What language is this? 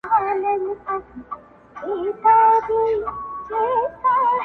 Pashto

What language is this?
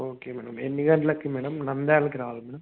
Telugu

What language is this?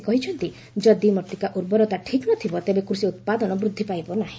Odia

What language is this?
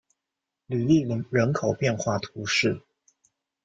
Chinese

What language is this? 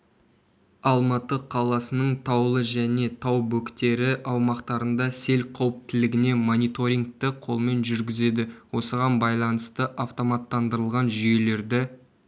Kazakh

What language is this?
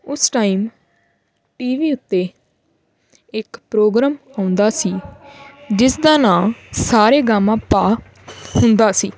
Punjabi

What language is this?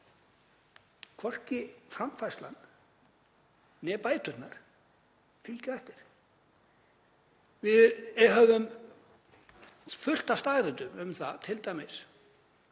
Icelandic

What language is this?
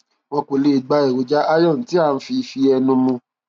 Yoruba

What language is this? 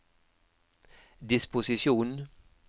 Norwegian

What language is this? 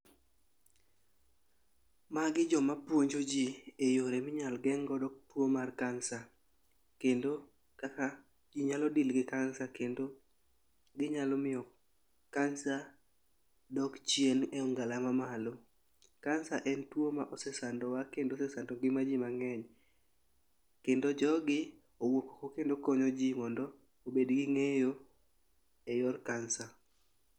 Luo (Kenya and Tanzania)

